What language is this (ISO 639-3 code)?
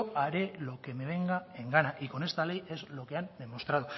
spa